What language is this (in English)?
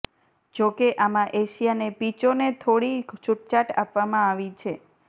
Gujarati